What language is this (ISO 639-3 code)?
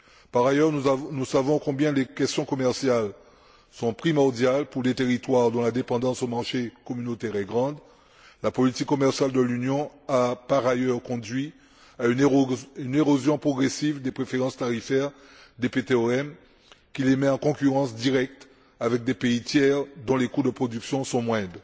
fra